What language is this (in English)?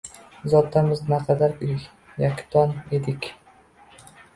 Uzbek